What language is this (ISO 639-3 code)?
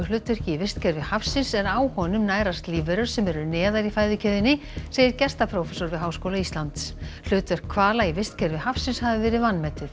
isl